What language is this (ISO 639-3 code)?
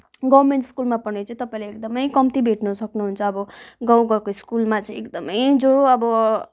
nep